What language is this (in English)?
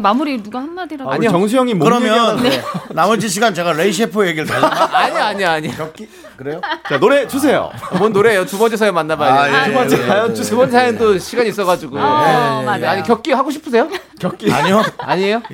Korean